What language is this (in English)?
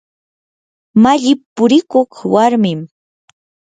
Yanahuanca Pasco Quechua